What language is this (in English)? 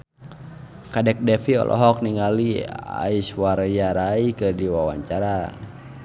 Sundanese